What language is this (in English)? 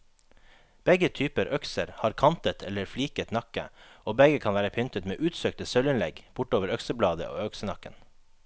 Norwegian